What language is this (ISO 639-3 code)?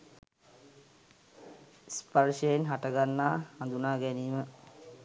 sin